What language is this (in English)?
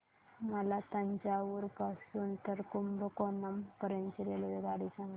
Marathi